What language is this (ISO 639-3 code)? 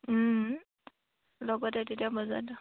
asm